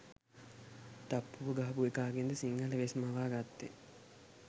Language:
Sinhala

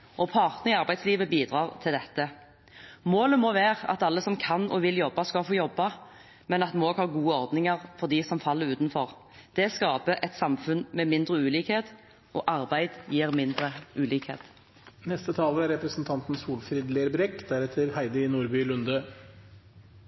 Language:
Norwegian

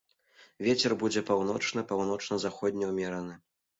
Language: Belarusian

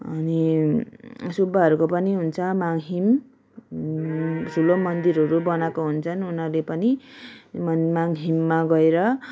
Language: Nepali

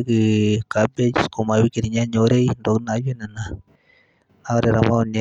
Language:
Masai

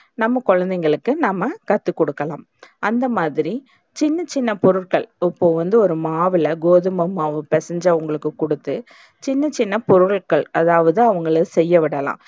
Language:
Tamil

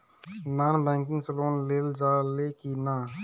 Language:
Bhojpuri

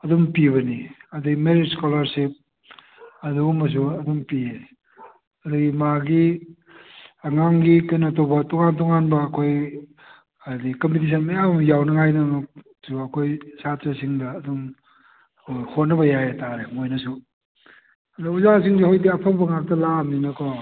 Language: Manipuri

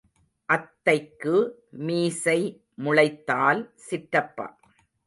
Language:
Tamil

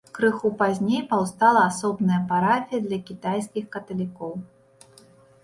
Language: Belarusian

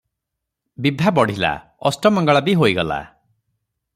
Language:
Odia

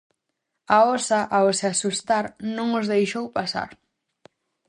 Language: Galician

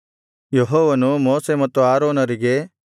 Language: Kannada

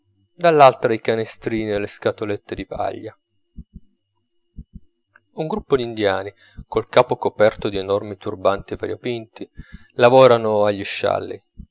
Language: Italian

